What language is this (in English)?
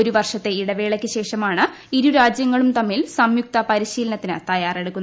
Malayalam